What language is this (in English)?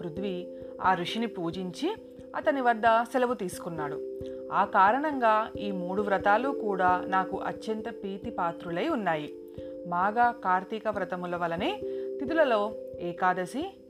Telugu